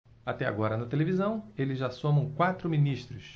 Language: Portuguese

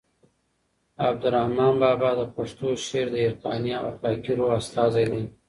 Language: Pashto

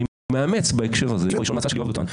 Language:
Hebrew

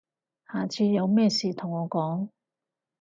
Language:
Cantonese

